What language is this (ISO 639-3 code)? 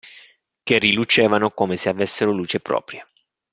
ita